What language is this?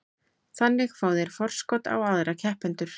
Icelandic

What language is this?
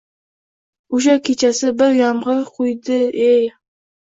Uzbek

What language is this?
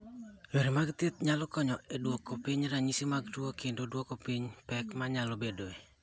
Luo (Kenya and Tanzania)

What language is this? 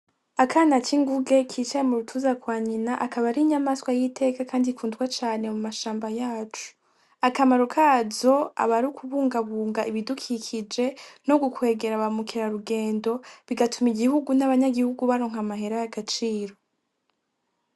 Rundi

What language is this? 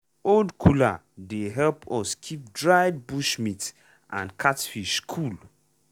Nigerian Pidgin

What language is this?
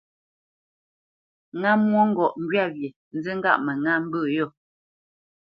Bamenyam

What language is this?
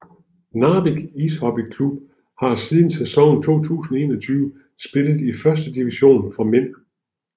Danish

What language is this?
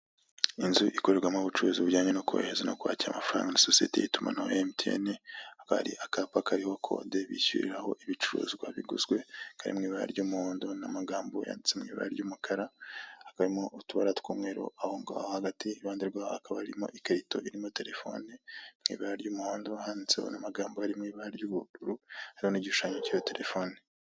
Kinyarwanda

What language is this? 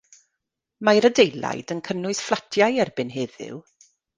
Welsh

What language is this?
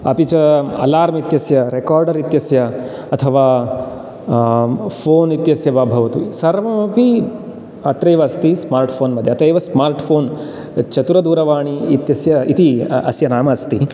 Sanskrit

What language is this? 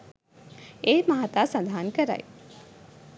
Sinhala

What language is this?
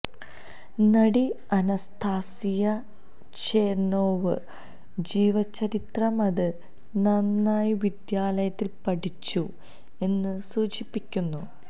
Malayalam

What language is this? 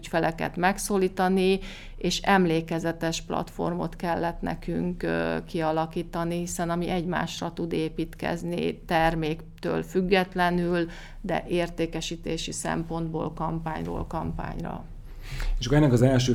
Hungarian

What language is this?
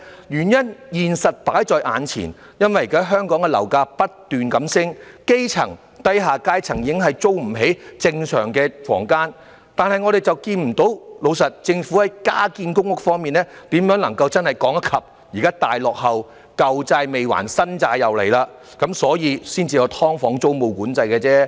Cantonese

